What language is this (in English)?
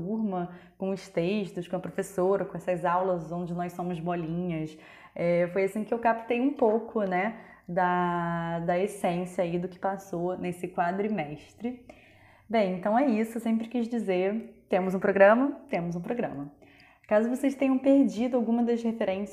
Portuguese